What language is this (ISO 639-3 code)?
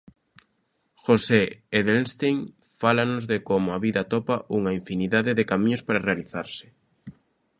glg